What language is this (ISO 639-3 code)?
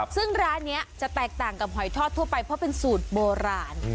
tha